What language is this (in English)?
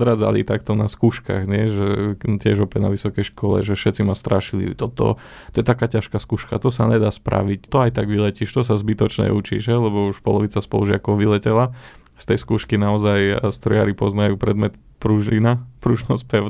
Slovak